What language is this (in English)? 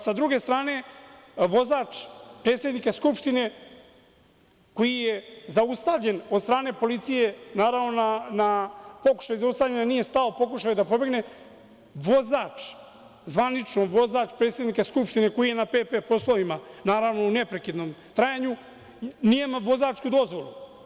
Serbian